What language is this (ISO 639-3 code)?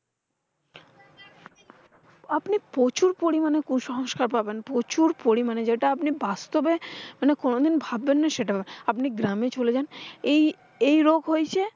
ben